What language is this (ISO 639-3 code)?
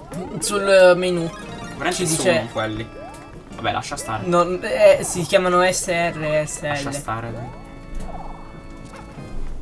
ita